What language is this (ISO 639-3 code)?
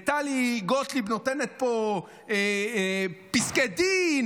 heb